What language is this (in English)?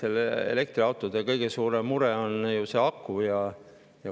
Estonian